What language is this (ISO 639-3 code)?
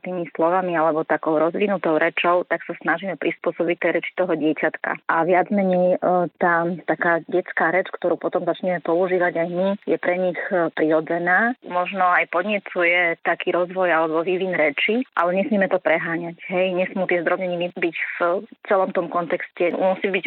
slk